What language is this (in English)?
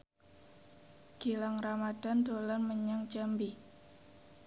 Javanese